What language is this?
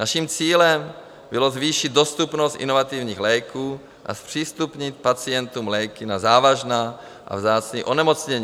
Czech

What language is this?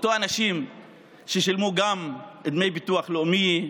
Hebrew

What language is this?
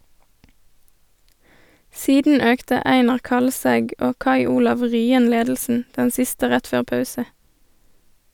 Norwegian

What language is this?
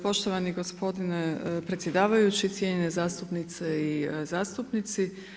Croatian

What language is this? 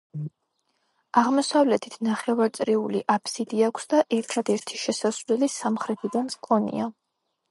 Georgian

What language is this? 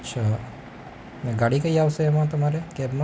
Gujarati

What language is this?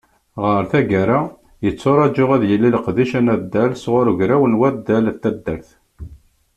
Kabyle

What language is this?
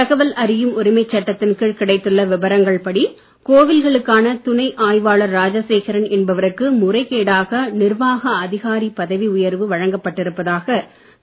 Tamil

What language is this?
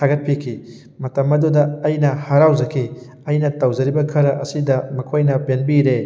Manipuri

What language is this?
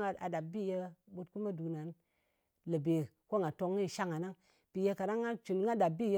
Ngas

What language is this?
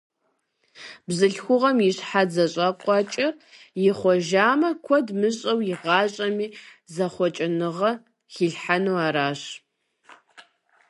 Kabardian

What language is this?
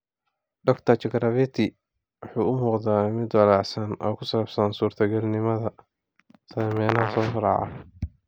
Somali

